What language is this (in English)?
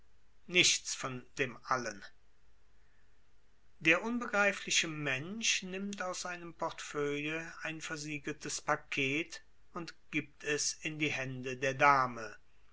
German